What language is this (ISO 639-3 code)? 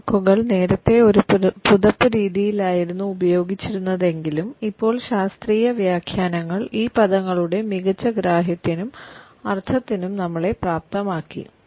mal